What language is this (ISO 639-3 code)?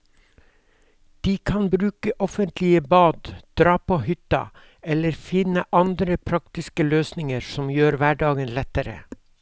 nor